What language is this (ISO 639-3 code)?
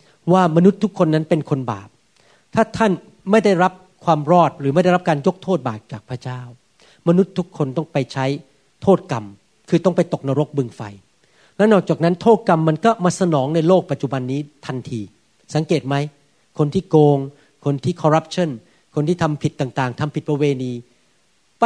tha